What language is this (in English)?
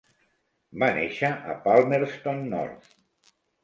Catalan